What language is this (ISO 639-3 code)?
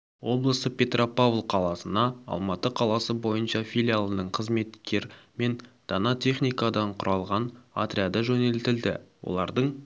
kaz